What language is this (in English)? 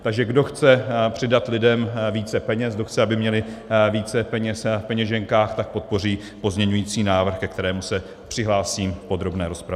Czech